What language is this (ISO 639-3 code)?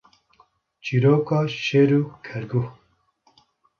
kur